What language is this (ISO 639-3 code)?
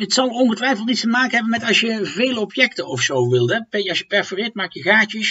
nld